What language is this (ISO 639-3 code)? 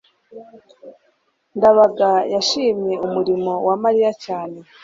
kin